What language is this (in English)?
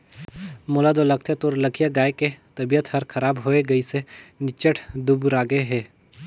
Chhattisgarhi